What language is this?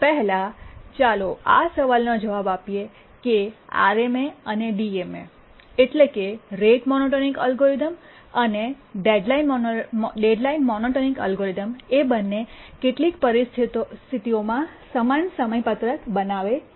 Gujarati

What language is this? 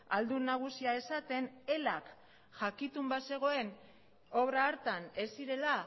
Basque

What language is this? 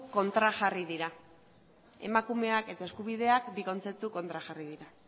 Basque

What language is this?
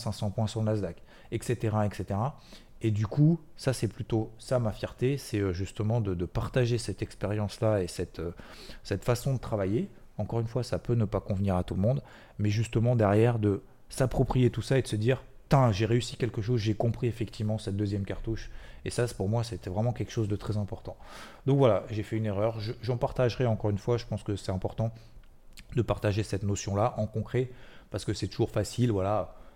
French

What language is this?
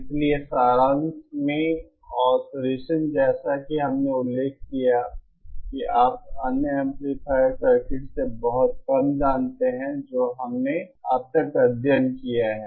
Hindi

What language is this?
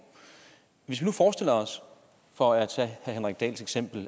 Danish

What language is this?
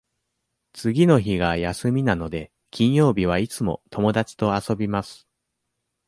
Japanese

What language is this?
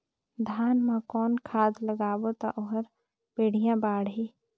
Chhattisgarhi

